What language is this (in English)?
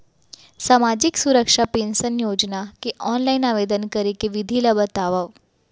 Chhattisgarhi